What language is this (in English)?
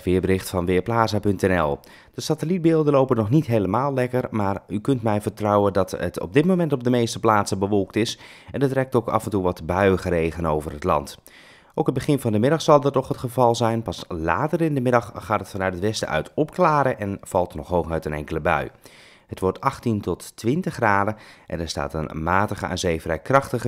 Dutch